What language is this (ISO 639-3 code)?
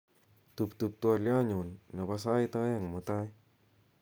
kln